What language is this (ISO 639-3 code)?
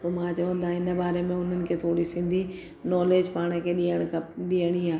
snd